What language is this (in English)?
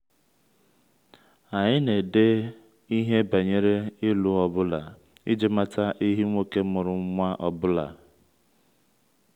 Igbo